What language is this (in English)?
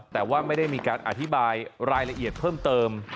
Thai